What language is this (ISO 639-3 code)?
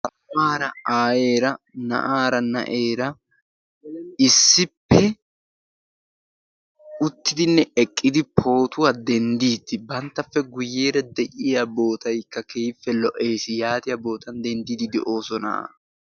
wal